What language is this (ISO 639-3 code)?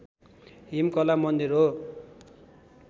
nep